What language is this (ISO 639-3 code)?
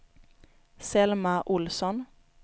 swe